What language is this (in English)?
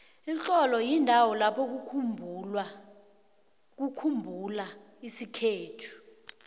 South Ndebele